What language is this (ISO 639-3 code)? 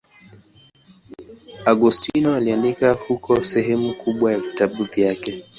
swa